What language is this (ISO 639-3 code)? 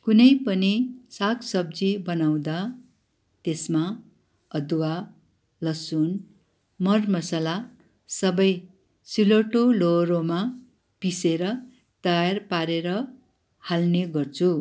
nep